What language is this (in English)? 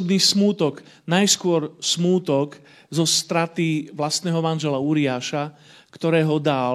Slovak